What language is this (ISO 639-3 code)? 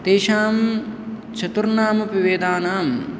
san